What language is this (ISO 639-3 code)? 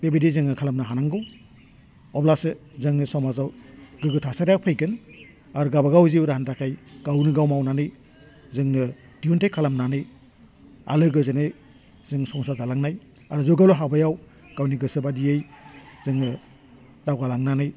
brx